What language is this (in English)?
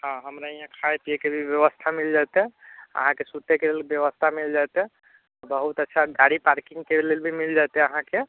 Maithili